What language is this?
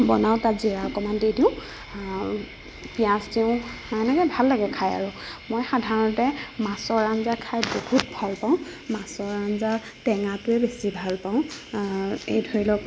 Assamese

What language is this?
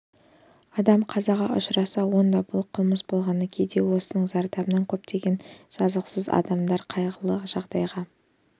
Kazakh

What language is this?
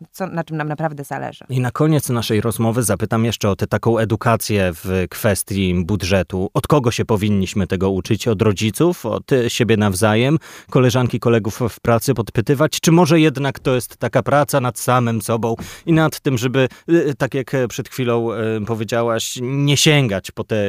Polish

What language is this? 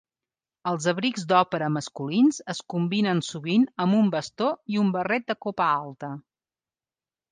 Catalan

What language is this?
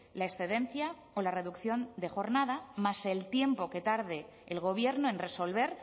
Spanish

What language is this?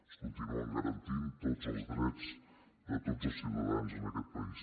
Catalan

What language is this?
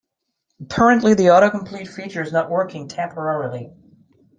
English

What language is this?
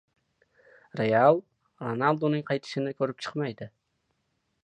Uzbek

